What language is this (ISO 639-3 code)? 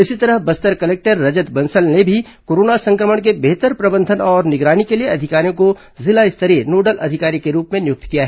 hin